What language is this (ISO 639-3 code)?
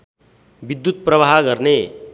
nep